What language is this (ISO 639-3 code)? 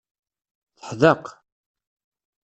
kab